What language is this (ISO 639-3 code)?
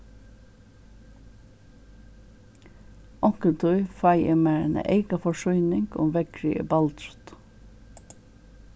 fao